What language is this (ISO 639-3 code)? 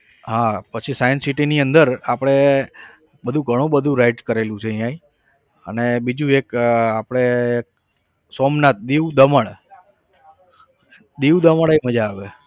guj